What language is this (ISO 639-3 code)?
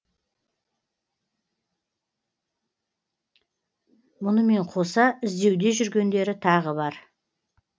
kaz